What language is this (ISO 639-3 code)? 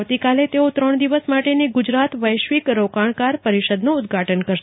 guj